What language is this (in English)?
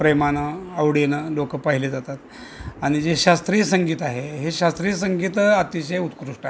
Marathi